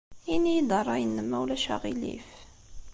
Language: Kabyle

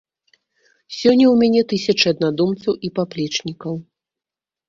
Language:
Belarusian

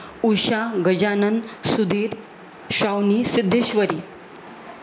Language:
Marathi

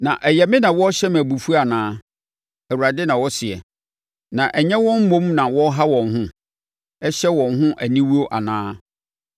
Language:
Akan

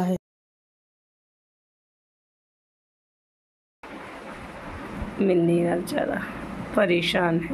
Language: Hindi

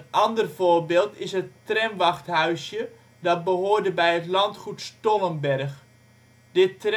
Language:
Dutch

